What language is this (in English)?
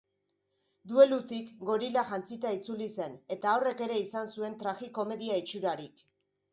Basque